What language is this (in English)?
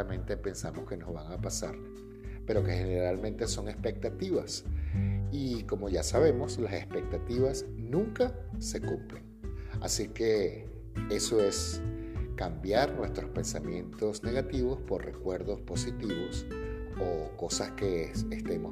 Spanish